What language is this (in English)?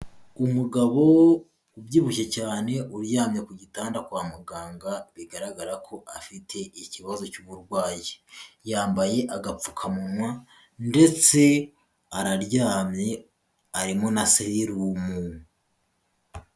Kinyarwanda